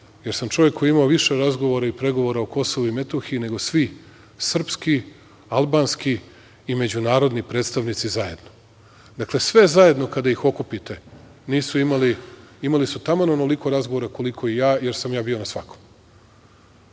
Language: Serbian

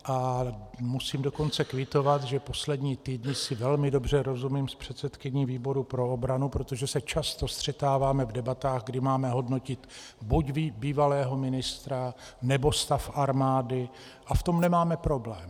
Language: Czech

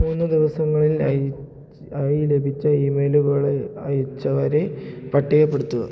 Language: Malayalam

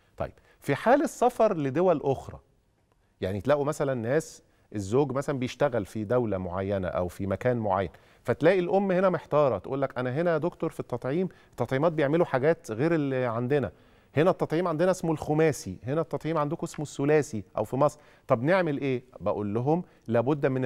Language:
Arabic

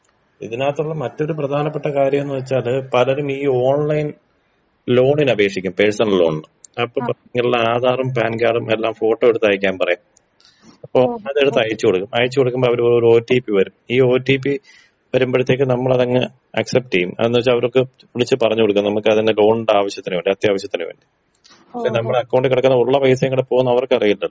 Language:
Malayalam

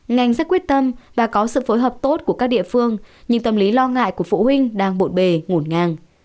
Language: Vietnamese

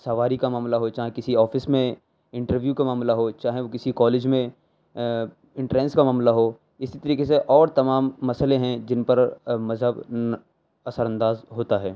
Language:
Urdu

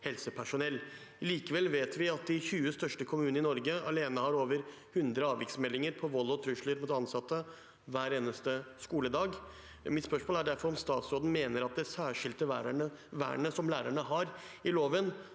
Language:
Norwegian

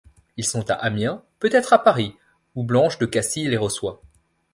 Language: French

